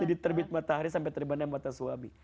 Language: Indonesian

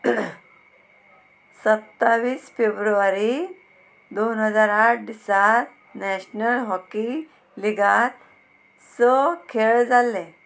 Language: Konkani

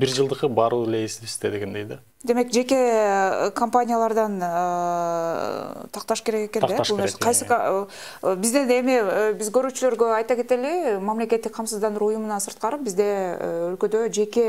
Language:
Turkish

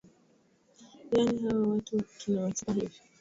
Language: Swahili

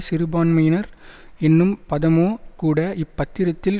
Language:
Tamil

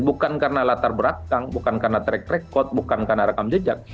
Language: Indonesian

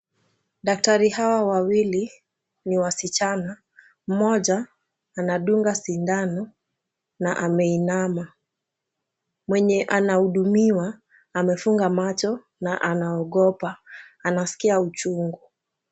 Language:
Swahili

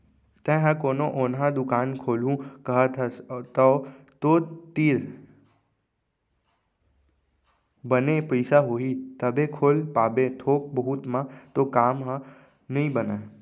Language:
Chhattisgarhi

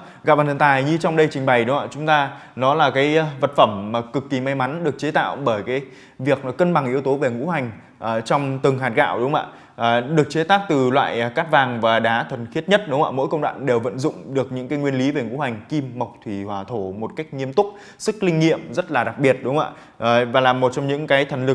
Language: Vietnamese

